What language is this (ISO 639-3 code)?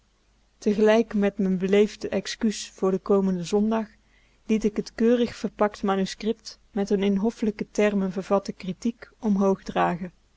nld